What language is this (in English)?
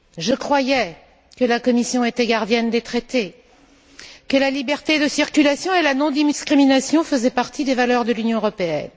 French